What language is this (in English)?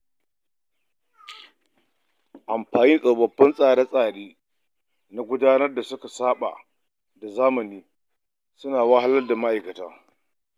Hausa